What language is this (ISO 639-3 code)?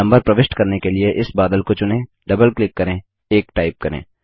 hin